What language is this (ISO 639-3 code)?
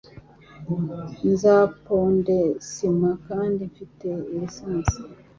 kin